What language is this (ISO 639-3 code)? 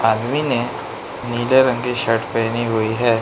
hin